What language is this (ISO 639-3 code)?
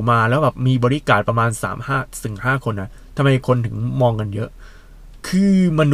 tha